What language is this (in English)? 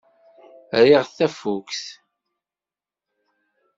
Kabyle